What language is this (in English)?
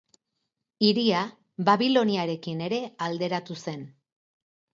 Basque